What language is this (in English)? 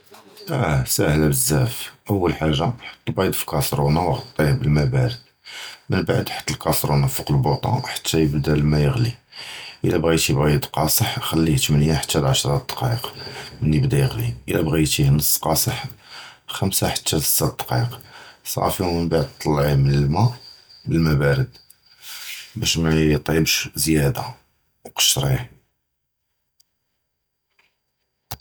Judeo-Arabic